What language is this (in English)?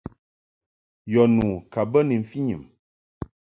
Mungaka